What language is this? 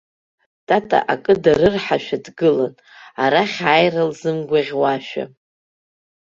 Abkhazian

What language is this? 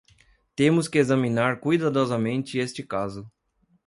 Portuguese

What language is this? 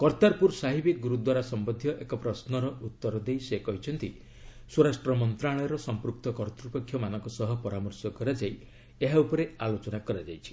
Odia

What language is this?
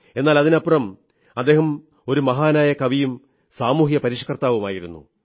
Malayalam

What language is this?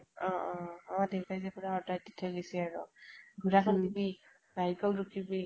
Assamese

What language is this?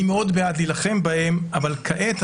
Hebrew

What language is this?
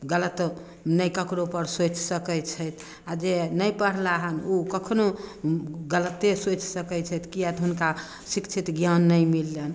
Maithili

